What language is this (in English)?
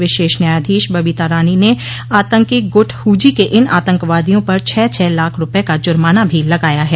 Hindi